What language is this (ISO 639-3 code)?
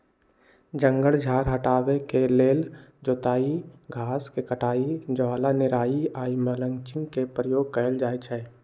mag